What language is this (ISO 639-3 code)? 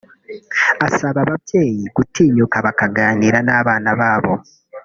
kin